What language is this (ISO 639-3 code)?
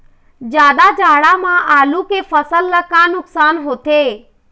hne